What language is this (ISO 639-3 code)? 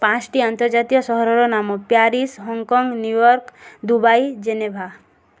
ori